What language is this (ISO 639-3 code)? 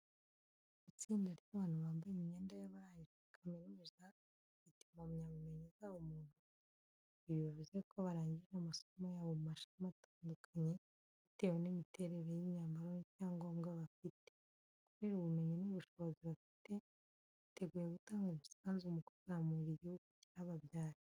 kin